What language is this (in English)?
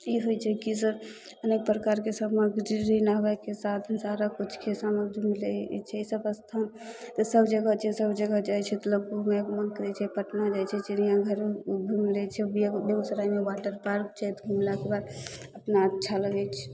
Maithili